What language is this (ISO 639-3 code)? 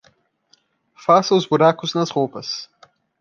por